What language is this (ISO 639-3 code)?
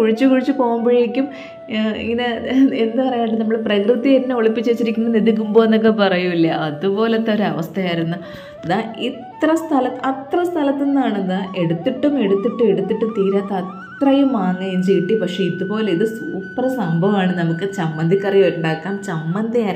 mal